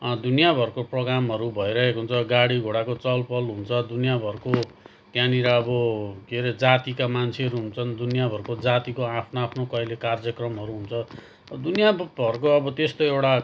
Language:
Nepali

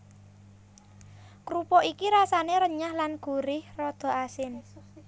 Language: Javanese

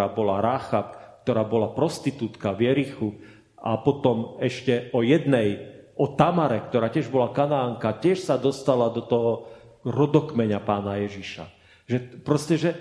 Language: Slovak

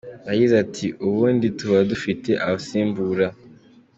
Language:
Kinyarwanda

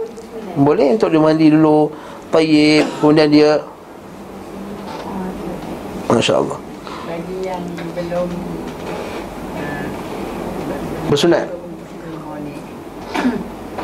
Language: Malay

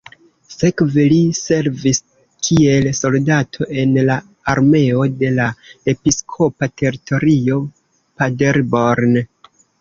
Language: Esperanto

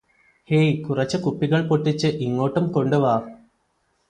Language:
Malayalam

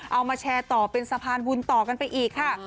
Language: Thai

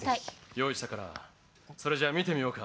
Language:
Japanese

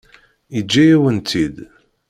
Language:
Kabyle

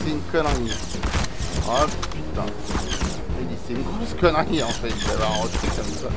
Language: French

